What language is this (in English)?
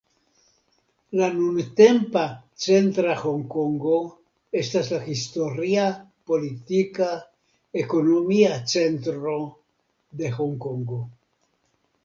Esperanto